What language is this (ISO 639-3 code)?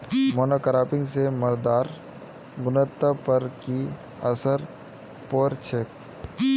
mag